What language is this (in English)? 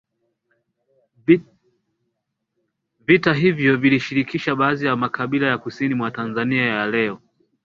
Swahili